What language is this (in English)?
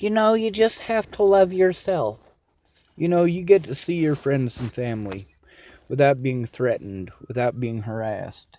English